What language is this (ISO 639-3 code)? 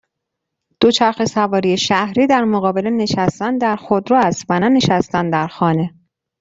fas